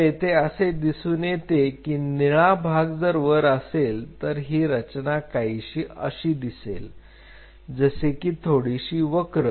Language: Marathi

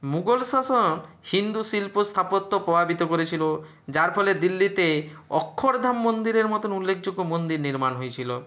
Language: Bangla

